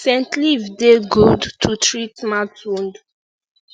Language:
Nigerian Pidgin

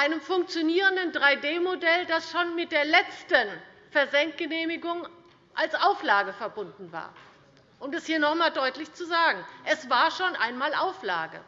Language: German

